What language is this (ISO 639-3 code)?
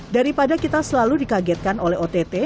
ind